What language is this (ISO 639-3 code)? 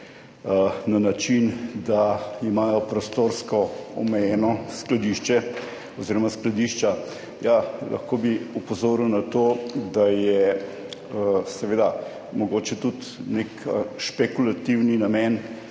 slv